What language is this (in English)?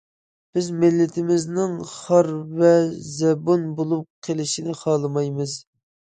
Uyghur